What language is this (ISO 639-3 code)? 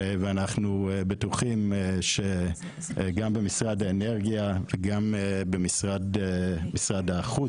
heb